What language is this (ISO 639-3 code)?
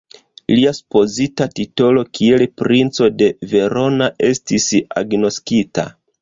epo